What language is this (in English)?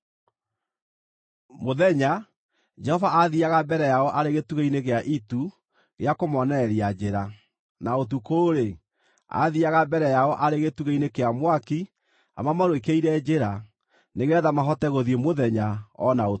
Kikuyu